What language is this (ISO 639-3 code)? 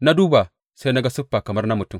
hau